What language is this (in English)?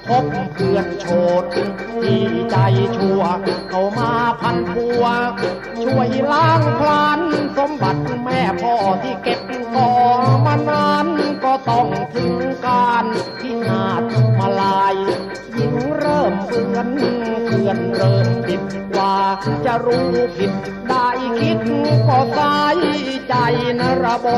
Thai